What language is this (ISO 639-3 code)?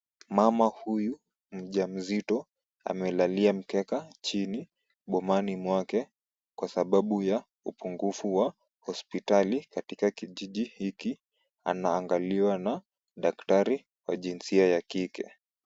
swa